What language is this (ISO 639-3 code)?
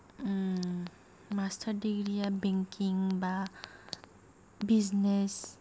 brx